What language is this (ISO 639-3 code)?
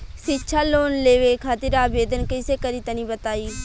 bho